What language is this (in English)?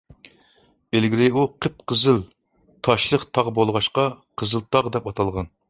Uyghur